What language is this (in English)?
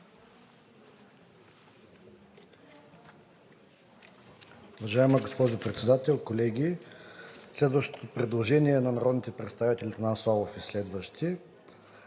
Bulgarian